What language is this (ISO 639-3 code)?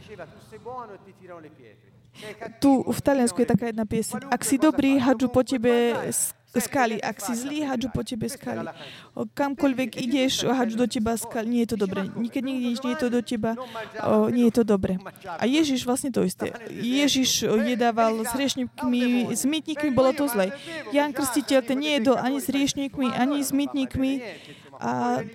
slk